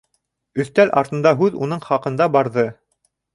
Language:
Bashkir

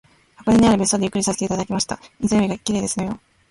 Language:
Japanese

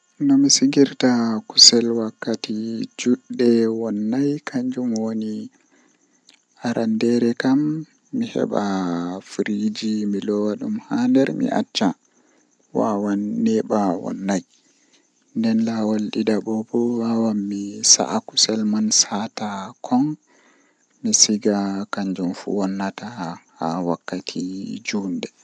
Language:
Western Niger Fulfulde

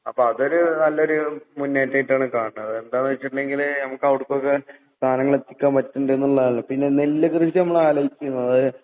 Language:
Malayalam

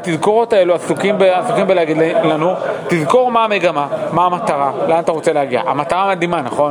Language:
Hebrew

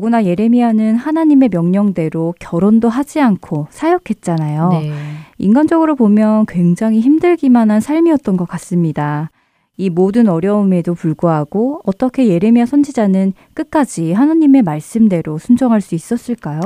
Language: Korean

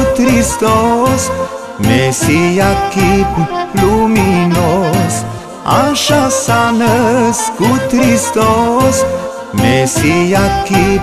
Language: Romanian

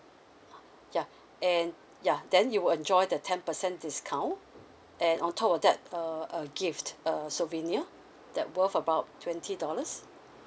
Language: English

